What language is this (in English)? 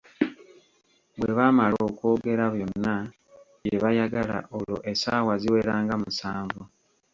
Ganda